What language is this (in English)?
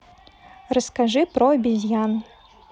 Russian